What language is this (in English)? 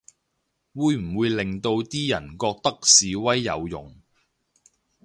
Cantonese